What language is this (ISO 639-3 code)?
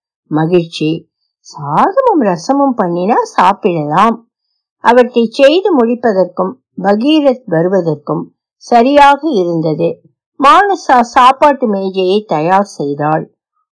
tam